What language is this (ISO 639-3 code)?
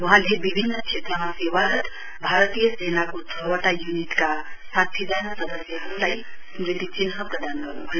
nep